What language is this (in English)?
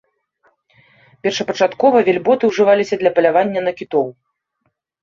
Belarusian